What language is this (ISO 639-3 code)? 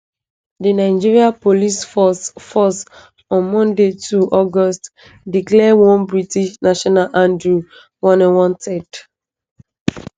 pcm